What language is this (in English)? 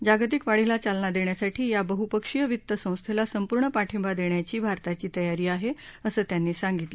Marathi